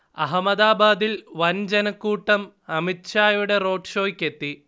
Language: Malayalam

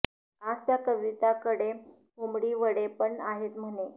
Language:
Marathi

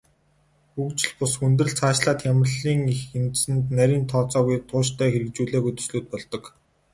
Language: Mongolian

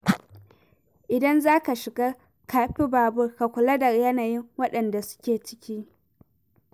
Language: Hausa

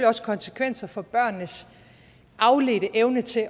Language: Danish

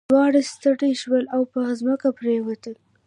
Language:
Pashto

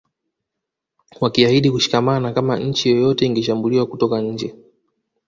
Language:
Swahili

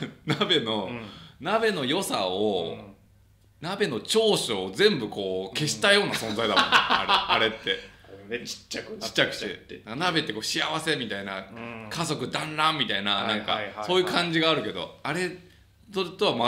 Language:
Japanese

